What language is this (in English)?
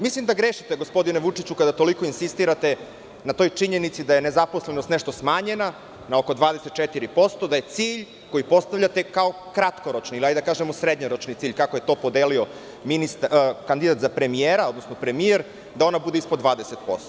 Serbian